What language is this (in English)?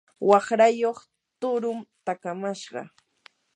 Yanahuanca Pasco Quechua